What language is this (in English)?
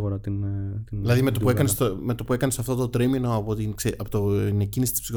Greek